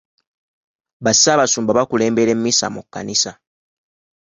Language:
Ganda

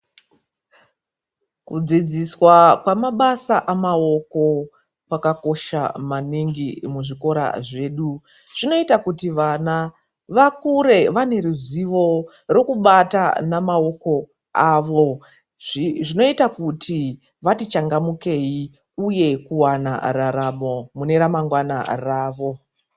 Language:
Ndau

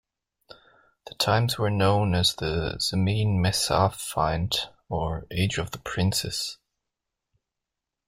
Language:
English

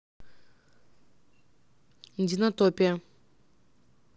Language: Russian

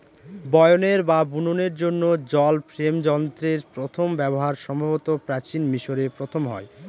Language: Bangla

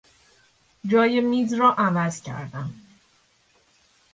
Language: Persian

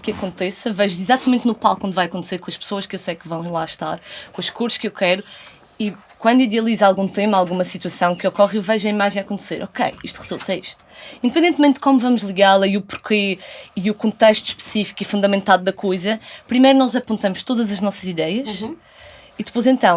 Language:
Portuguese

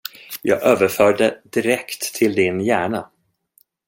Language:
Swedish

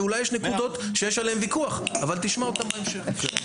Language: Hebrew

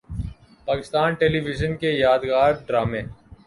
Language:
Urdu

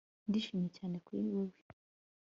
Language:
Kinyarwanda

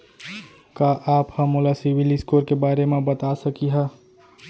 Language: Chhattisgarhi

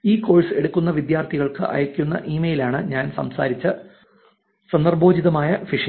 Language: Malayalam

